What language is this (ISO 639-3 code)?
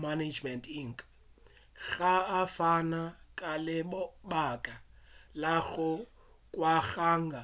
nso